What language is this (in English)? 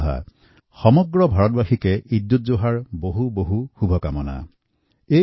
Assamese